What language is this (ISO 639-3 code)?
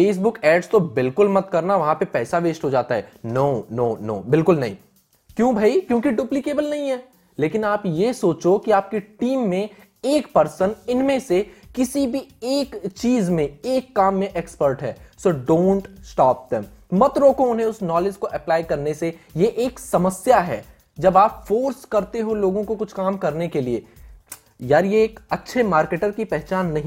hin